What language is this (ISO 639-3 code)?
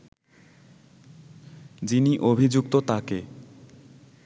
ben